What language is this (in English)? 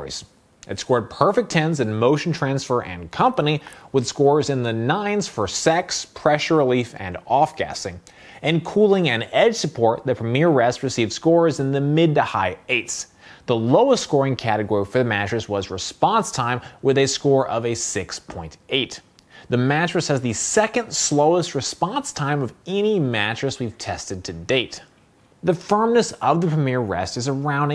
English